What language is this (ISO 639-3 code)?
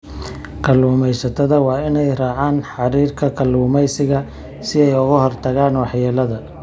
som